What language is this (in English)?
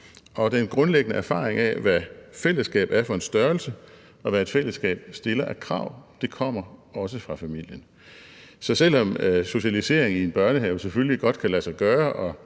Danish